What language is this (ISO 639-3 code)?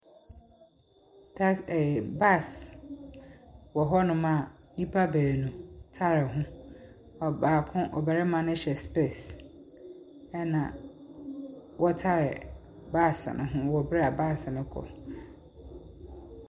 aka